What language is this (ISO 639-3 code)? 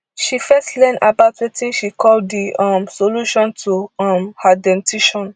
pcm